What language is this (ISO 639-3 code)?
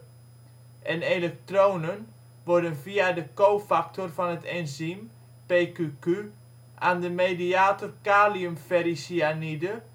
nld